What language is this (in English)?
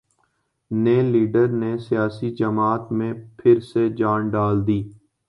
Urdu